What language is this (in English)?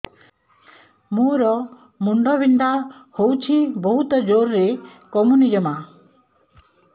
Odia